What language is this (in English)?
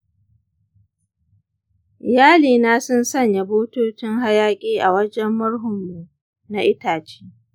Hausa